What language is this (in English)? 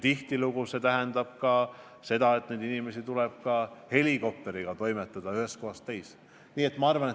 Estonian